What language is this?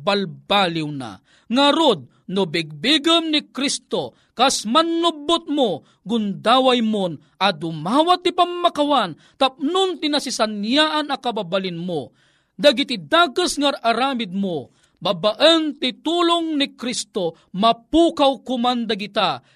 Filipino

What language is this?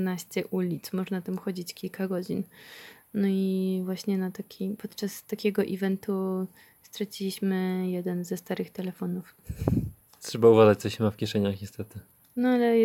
Polish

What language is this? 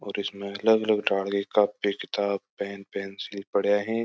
Marwari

